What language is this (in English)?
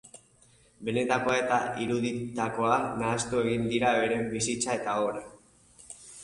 Basque